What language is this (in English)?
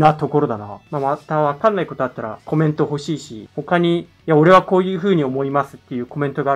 Japanese